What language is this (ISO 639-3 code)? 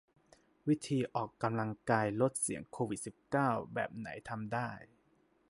tha